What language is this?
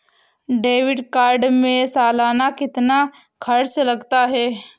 Hindi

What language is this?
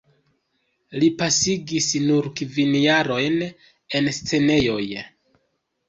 Esperanto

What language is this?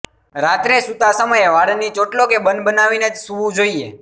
Gujarati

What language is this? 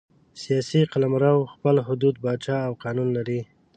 Pashto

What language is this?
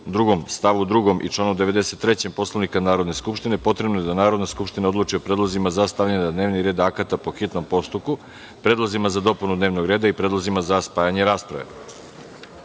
Serbian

